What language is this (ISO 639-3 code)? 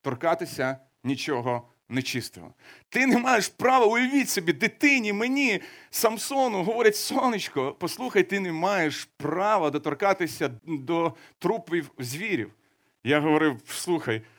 ukr